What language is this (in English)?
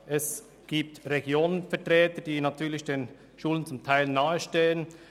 Swiss German